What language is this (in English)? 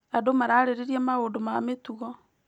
Kikuyu